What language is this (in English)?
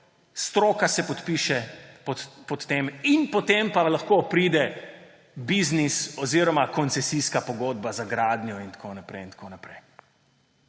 Slovenian